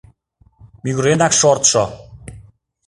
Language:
Mari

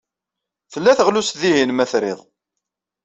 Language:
Kabyle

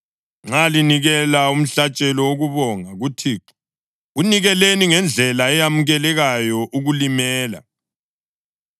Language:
North Ndebele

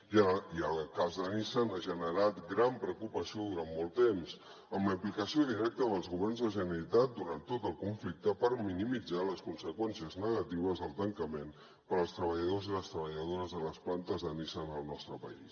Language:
Catalan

